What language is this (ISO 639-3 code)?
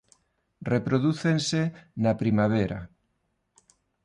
glg